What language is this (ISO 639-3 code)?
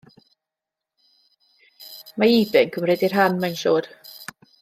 cym